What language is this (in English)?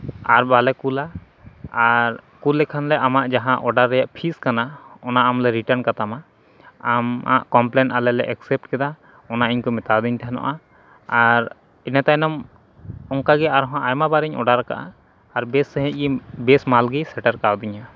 Santali